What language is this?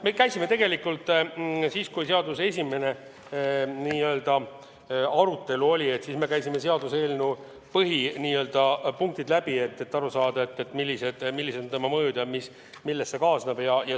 Estonian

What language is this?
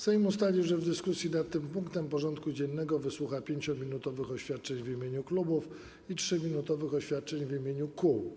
Polish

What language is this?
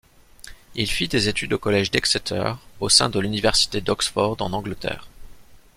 French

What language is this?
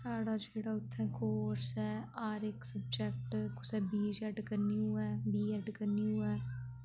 Dogri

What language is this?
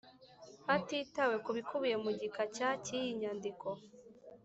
Kinyarwanda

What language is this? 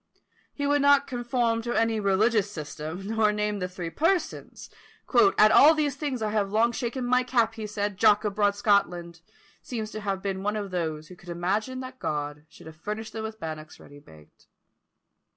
English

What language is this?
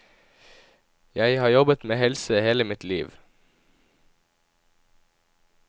Norwegian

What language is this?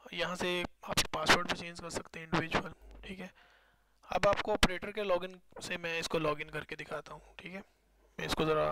Hindi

